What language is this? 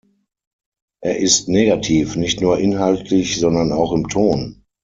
German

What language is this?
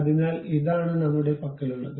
Malayalam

